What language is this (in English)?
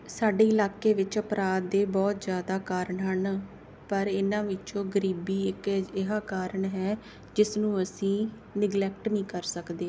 Punjabi